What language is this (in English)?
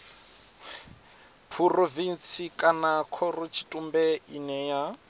Venda